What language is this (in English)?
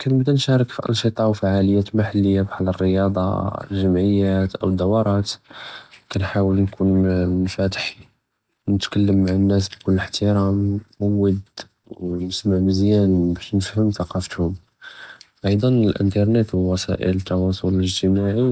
Judeo-Arabic